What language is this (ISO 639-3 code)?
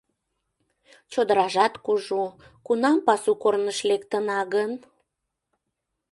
chm